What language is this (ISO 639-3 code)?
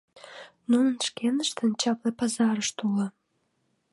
chm